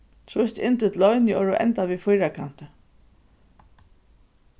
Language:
Faroese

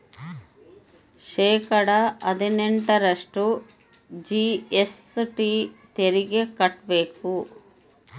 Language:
Kannada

